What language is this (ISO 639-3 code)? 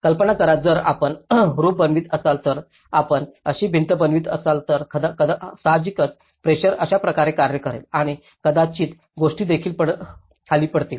mar